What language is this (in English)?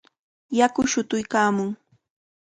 Cajatambo North Lima Quechua